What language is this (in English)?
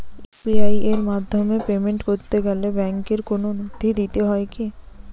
Bangla